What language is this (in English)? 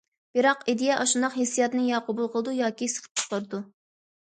Uyghur